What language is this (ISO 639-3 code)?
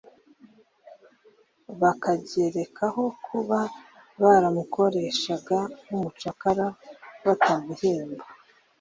kin